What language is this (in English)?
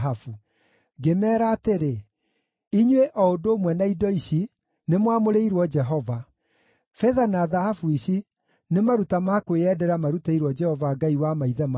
Kikuyu